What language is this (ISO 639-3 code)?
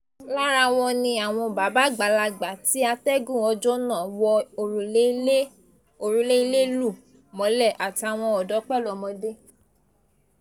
yor